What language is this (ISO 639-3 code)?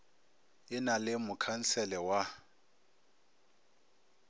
nso